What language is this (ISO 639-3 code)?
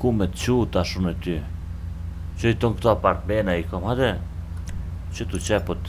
ron